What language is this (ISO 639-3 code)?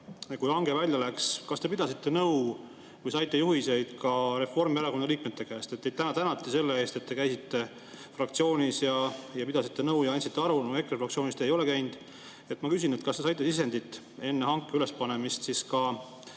est